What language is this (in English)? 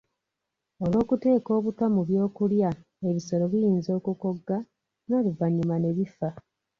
Ganda